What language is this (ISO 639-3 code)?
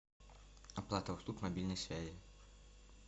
rus